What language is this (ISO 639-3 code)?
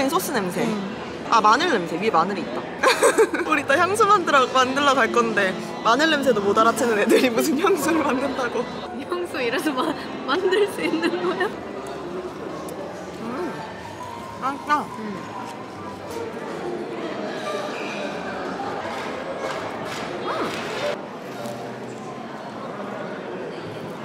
kor